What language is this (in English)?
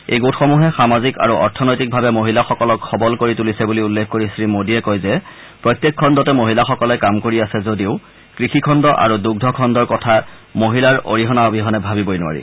Assamese